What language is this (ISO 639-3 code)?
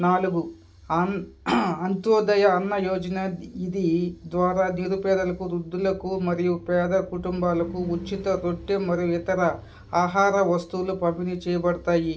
tel